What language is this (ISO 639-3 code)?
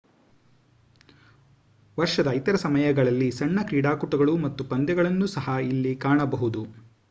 kan